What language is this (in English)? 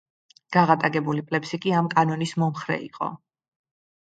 Georgian